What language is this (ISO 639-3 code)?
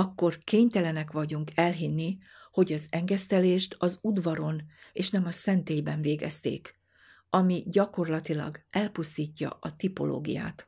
hun